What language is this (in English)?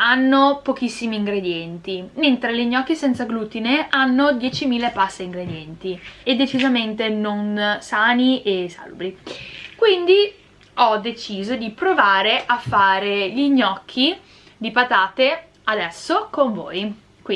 Italian